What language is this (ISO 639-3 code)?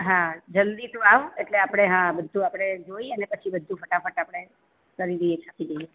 guj